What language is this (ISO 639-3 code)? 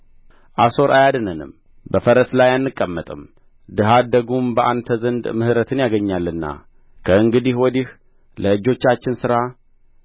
amh